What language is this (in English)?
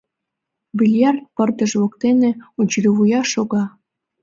Mari